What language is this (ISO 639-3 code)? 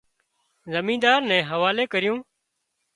kxp